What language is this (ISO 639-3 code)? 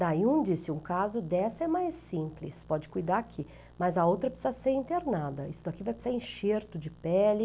por